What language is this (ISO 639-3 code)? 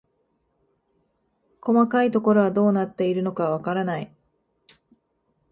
jpn